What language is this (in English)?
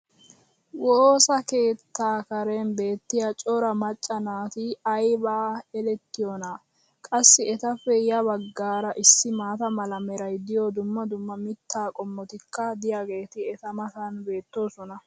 Wolaytta